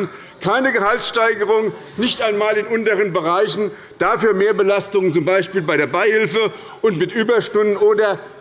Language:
German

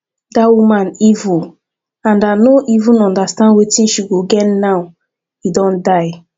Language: Nigerian Pidgin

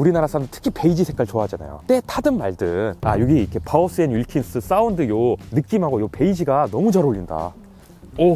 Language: Korean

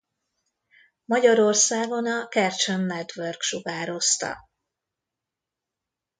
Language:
Hungarian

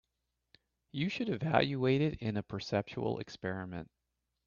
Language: English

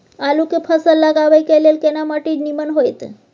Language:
Maithili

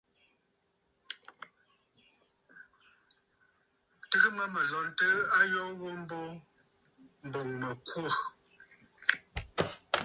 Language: Bafut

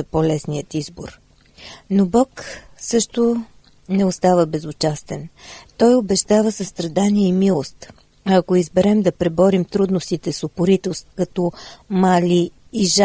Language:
Bulgarian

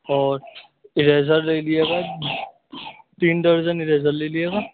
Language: Urdu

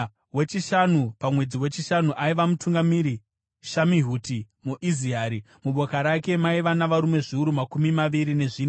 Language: Shona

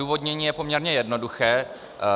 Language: Czech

